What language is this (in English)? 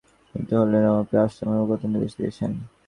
Bangla